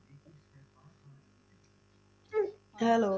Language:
Punjabi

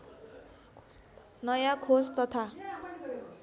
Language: Nepali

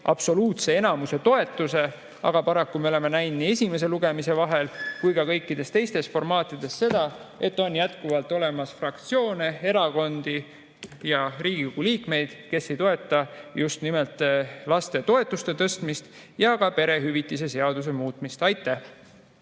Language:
Estonian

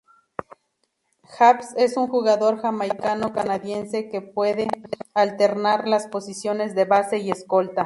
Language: Spanish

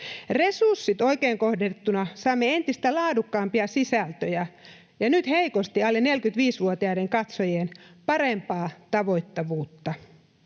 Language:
Finnish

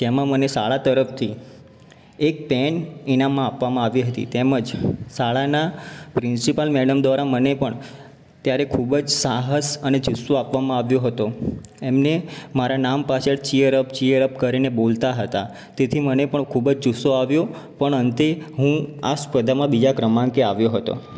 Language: Gujarati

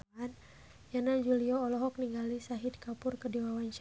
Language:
Sundanese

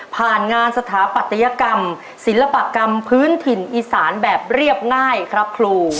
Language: Thai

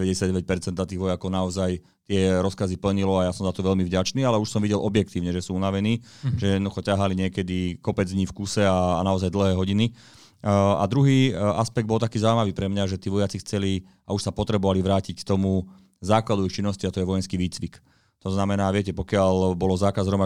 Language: Slovak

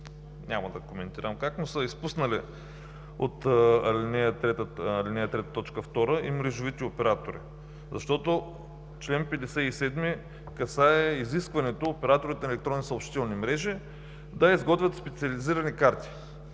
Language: Bulgarian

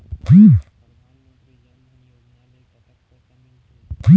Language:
Chhattisgarhi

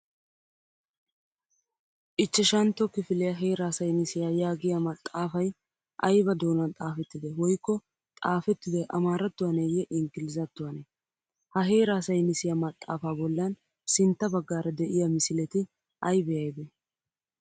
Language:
Wolaytta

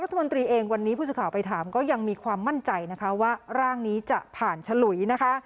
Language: Thai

